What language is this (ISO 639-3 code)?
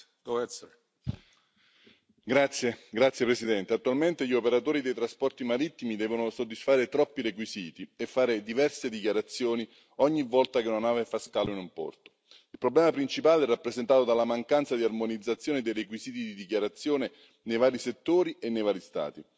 ita